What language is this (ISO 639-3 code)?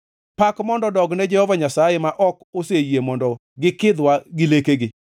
luo